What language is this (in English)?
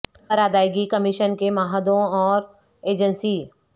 Urdu